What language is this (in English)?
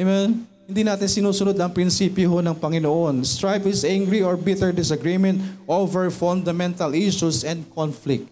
Filipino